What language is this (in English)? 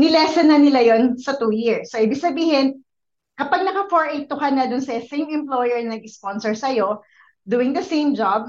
Filipino